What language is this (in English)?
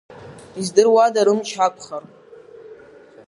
Abkhazian